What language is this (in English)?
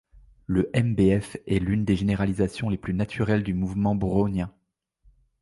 French